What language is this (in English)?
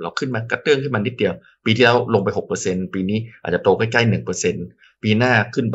Thai